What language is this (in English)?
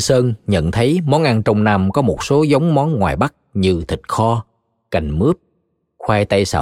Vietnamese